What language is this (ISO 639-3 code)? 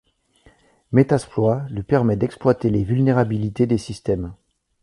fra